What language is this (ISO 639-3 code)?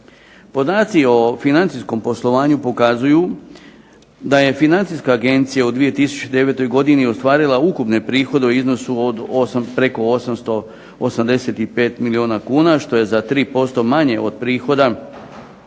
hrv